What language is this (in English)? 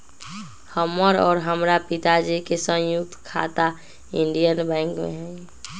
Magahi